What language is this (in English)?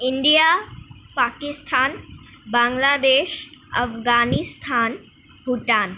Assamese